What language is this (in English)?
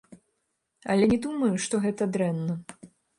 Belarusian